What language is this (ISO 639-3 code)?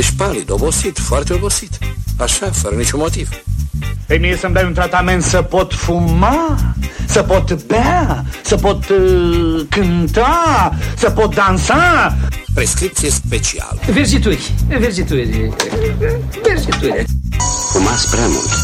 ron